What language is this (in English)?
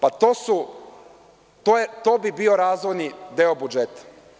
Serbian